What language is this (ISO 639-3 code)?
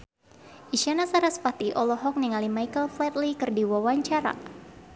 sun